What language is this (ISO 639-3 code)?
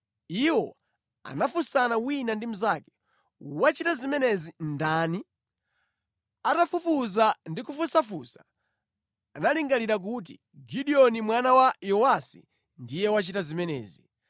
nya